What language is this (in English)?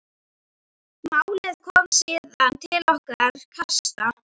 Icelandic